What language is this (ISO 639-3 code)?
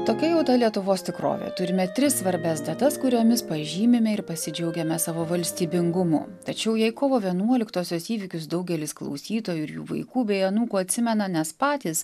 lit